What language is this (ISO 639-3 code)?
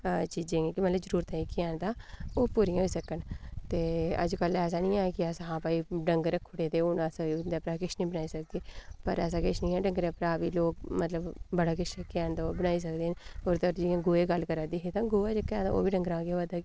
doi